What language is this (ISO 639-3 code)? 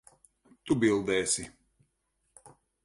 lav